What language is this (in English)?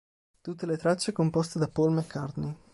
Italian